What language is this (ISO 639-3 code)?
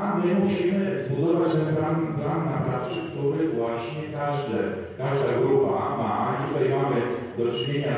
pol